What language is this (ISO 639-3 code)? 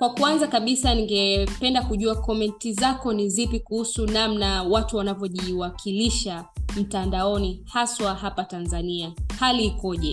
swa